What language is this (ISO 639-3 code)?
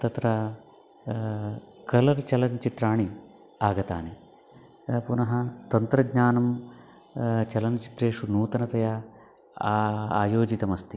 san